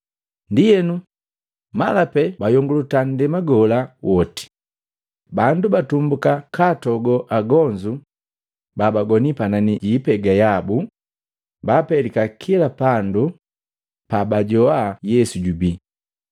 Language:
Matengo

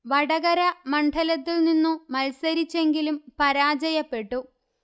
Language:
Malayalam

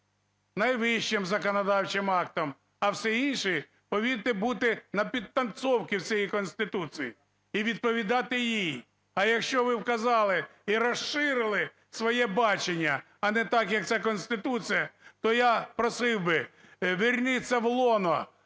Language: Ukrainian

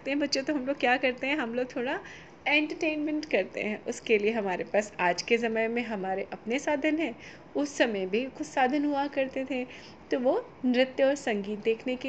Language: Hindi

